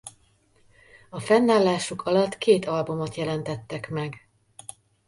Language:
Hungarian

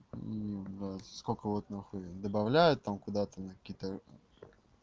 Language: Russian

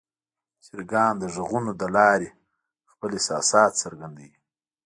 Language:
Pashto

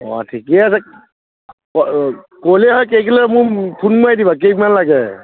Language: Assamese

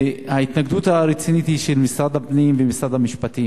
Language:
Hebrew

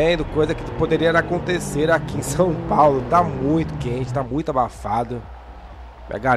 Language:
Portuguese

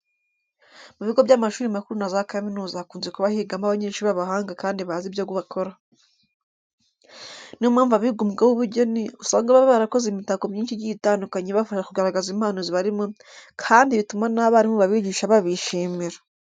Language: Kinyarwanda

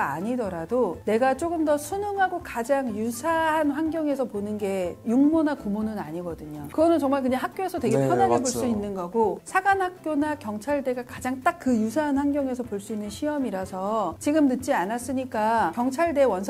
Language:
Korean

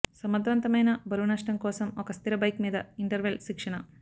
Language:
Telugu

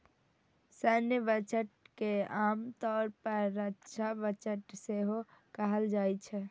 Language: Maithili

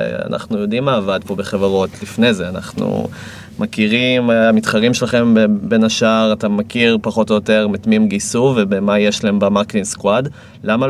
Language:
Hebrew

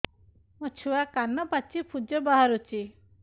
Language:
Odia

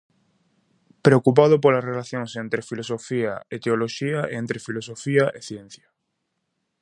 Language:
Galician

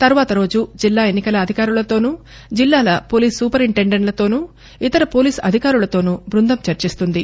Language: Telugu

